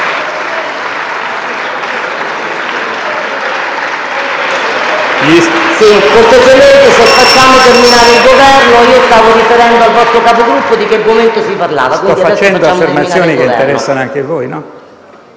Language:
Italian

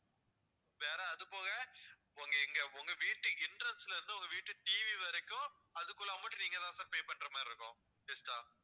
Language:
Tamil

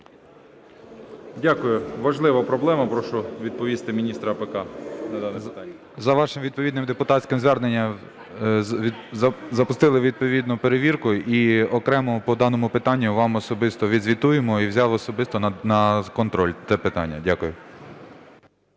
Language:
Ukrainian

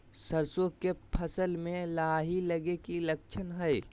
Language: Magahi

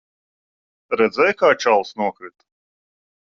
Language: Latvian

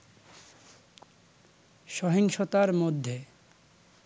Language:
Bangla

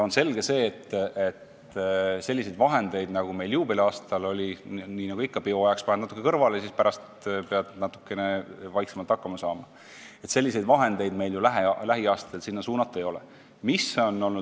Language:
Estonian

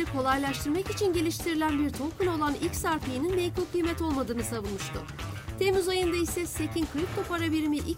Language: Turkish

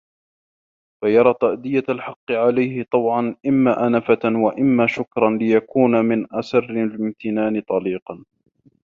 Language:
Arabic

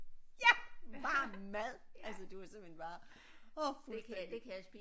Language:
Danish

